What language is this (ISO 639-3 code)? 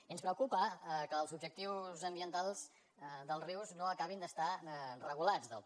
cat